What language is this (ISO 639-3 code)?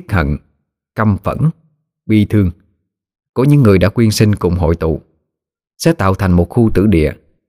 vie